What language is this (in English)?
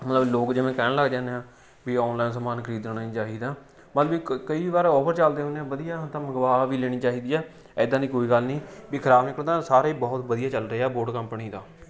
Punjabi